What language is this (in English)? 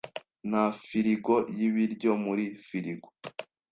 Kinyarwanda